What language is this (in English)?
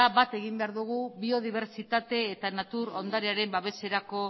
Basque